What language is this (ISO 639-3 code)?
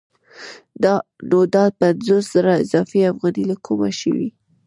pus